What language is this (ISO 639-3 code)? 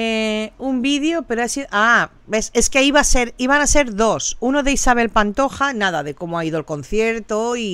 spa